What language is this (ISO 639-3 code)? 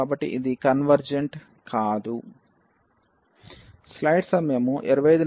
tel